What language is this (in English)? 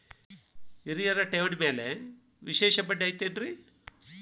Kannada